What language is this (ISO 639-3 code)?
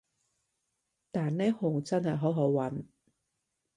yue